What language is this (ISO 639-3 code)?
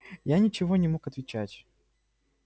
rus